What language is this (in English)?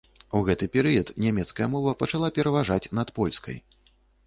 Belarusian